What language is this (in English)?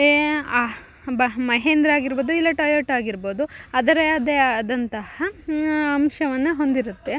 Kannada